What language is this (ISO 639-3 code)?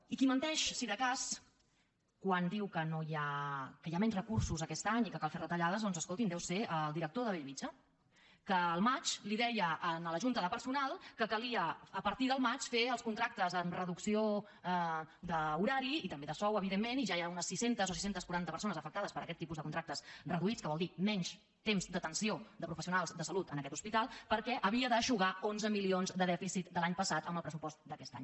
cat